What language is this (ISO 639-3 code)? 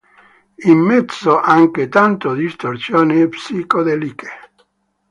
ita